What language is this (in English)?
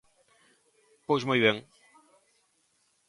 Galician